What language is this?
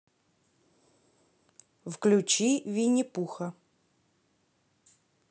Russian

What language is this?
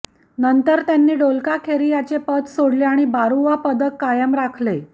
Marathi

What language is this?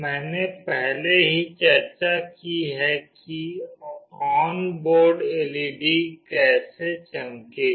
Hindi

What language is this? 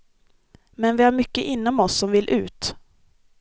Swedish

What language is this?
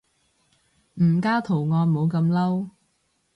Cantonese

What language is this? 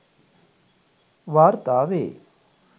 Sinhala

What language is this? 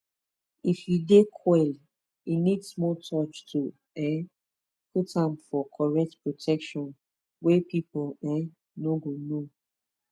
Nigerian Pidgin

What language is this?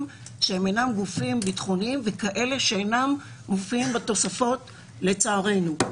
Hebrew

